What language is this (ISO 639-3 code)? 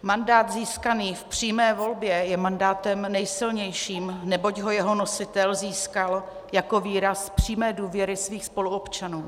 ces